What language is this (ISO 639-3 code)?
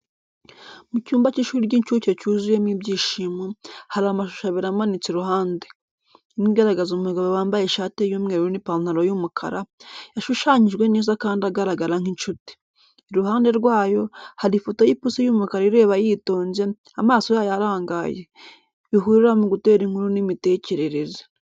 kin